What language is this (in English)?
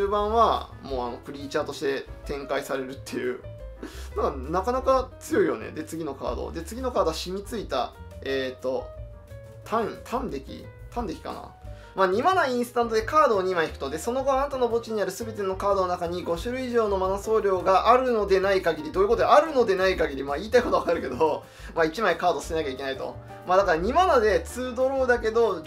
Japanese